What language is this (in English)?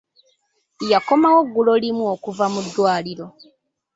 Ganda